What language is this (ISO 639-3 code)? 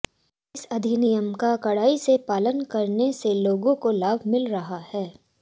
hin